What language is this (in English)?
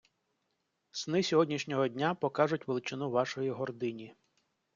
Ukrainian